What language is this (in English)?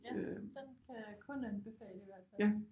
Danish